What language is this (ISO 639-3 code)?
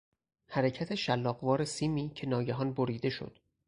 fas